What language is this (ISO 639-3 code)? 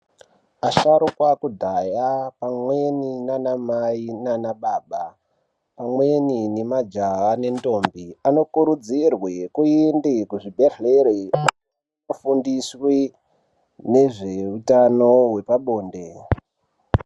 ndc